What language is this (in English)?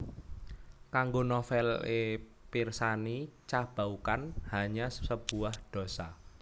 Javanese